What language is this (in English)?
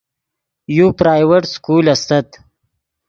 Yidgha